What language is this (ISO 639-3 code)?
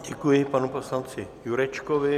ces